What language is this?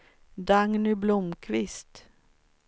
Swedish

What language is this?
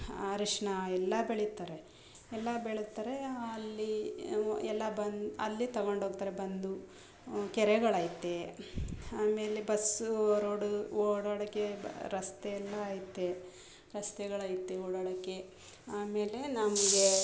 Kannada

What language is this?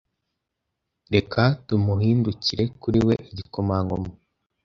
Kinyarwanda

